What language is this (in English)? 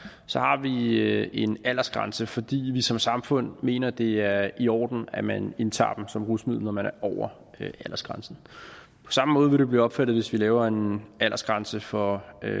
Danish